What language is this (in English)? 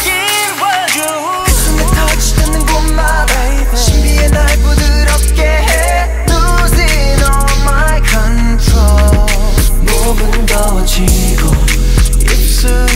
Vietnamese